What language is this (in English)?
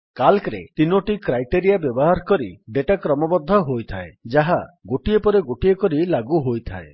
Odia